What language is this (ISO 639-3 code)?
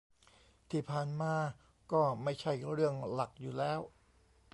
tha